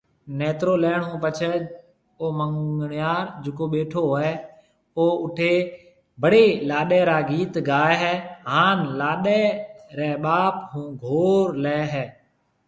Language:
Marwari (Pakistan)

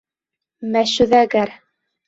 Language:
Bashkir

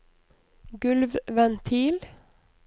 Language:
Norwegian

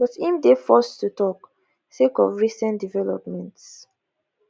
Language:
Nigerian Pidgin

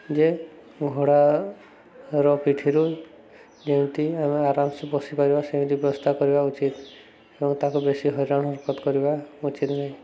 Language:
Odia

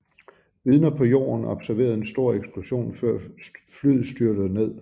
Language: Danish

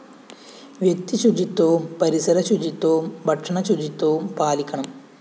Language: Malayalam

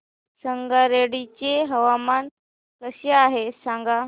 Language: Marathi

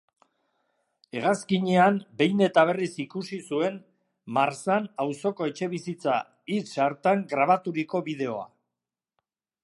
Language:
Basque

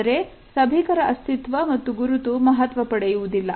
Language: Kannada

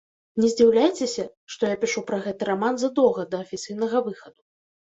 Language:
Belarusian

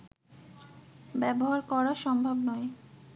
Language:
Bangla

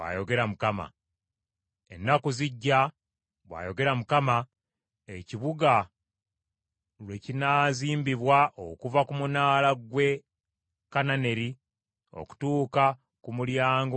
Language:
Ganda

